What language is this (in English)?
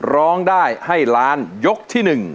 Thai